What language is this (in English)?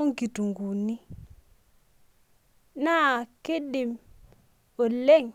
Masai